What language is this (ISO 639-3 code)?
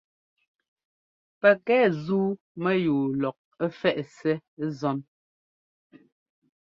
jgo